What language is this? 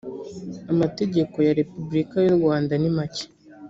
Kinyarwanda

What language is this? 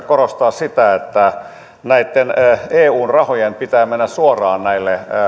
Finnish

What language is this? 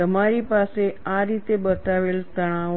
Gujarati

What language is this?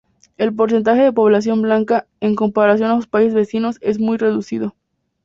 Spanish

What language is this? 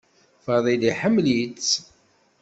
Kabyle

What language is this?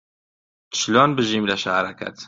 Central Kurdish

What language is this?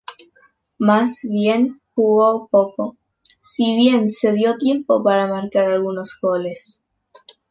Spanish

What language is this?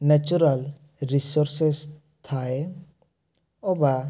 Odia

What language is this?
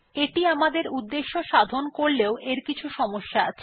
Bangla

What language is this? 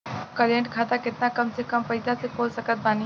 Bhojpuri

